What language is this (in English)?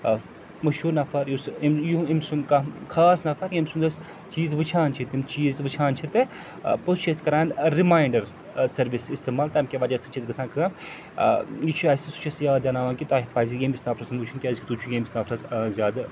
Kashmiri